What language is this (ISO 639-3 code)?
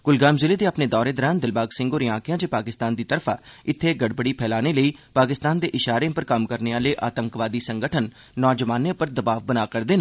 doi